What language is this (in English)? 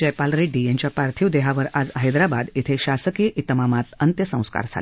Marathi